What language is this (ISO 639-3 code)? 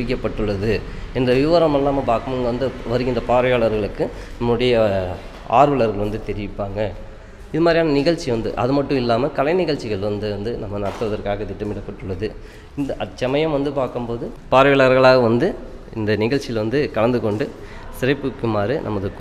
tam